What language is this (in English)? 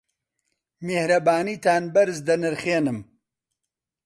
Central Kurdish